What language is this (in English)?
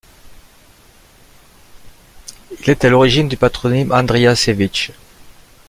French